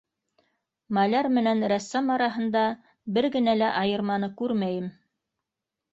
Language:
Bashkir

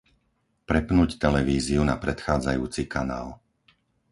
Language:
Slovak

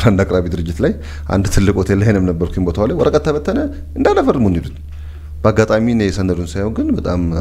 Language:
Arabic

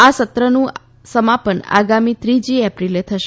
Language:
Gujarati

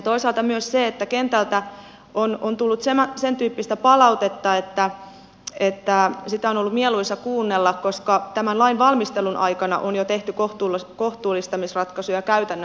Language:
Finnish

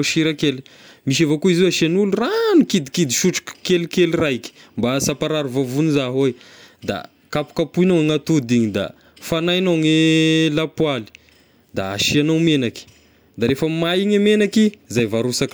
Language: Tesaka Malagasy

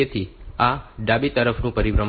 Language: Gujarati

